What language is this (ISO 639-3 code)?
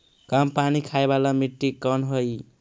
mag